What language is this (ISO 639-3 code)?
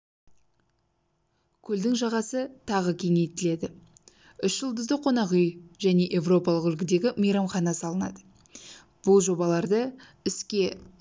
kaz